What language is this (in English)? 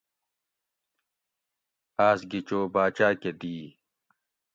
Gawri